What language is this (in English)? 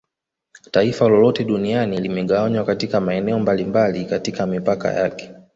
Swahili